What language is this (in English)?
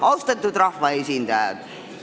Estonian